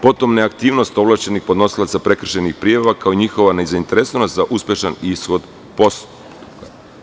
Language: Serbian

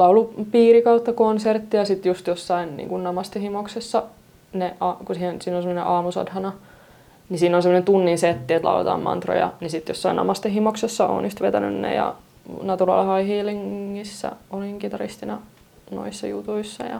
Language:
Finnish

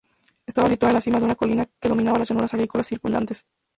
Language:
Spanish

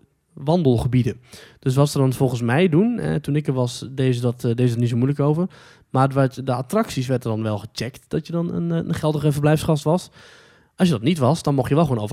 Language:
Dutch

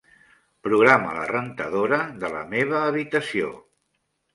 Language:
Catalan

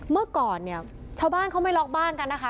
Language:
Thai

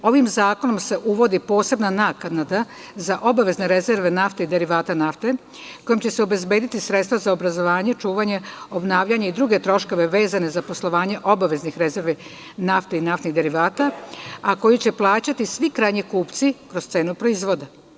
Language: Serbian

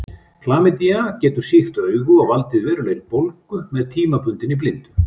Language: Icelandic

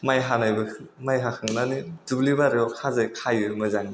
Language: Bodo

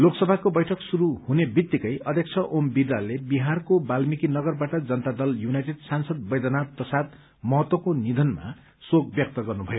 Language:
Nepali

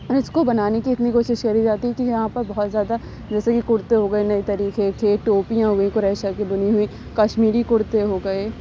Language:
Urdu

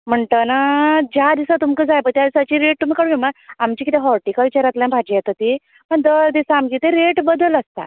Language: Konkani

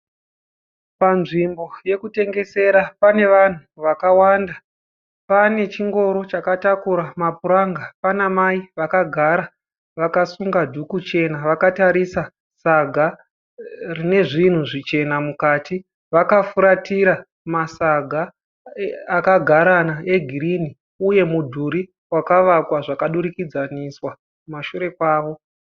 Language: Shona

